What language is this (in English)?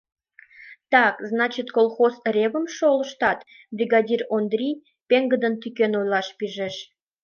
Mari